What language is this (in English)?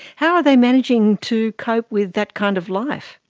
English